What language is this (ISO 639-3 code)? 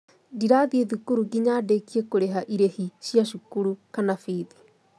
kik